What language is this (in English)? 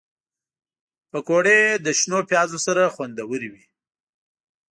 Pashto